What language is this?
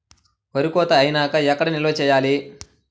Telugu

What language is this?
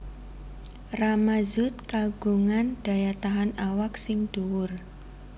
Javanese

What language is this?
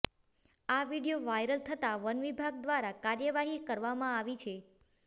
Gujarati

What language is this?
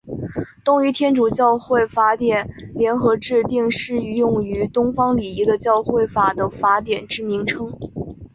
Chinese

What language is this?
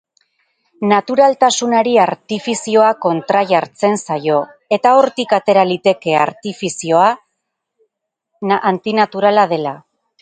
Basque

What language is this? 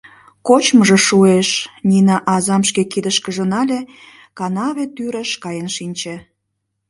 Mari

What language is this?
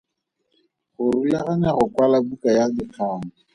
Tswana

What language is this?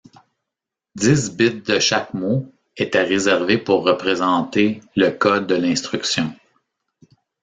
French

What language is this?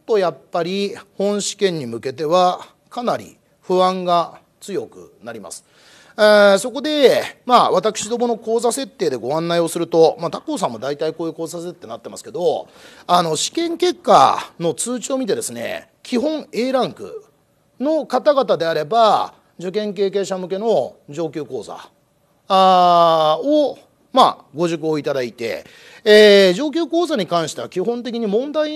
Japanese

